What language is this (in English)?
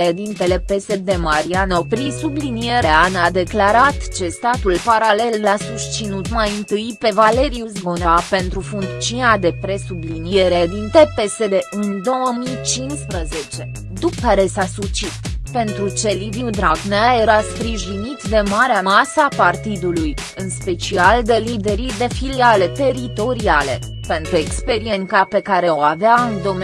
Romanian